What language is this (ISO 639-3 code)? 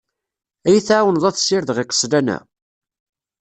kab